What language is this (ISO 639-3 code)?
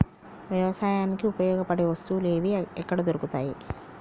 tel